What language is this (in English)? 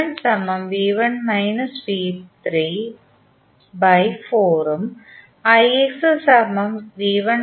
Malayalam